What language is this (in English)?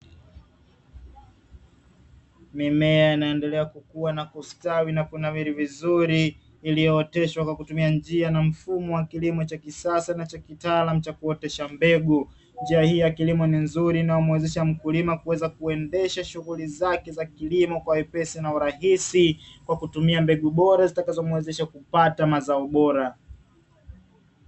Swahili